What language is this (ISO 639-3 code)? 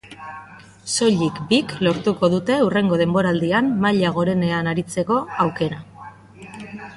eus